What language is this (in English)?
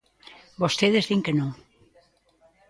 Galician